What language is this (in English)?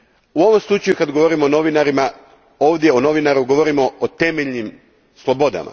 Croatian